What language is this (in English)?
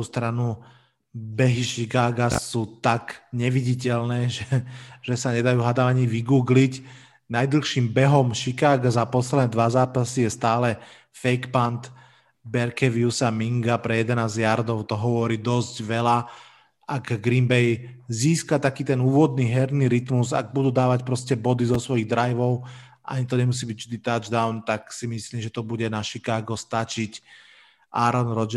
Slovak